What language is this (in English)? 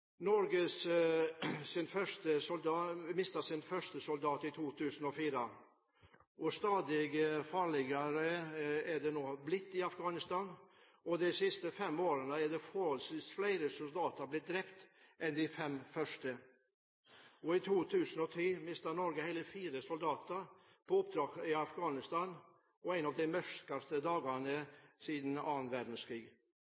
Norwegian Bokmål